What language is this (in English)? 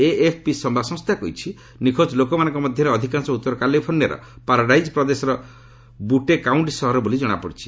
Odia